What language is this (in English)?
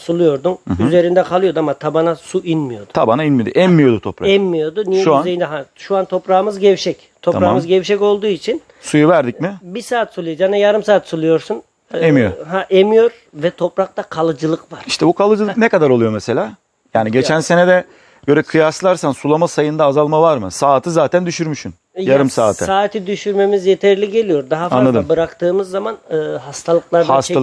Turkish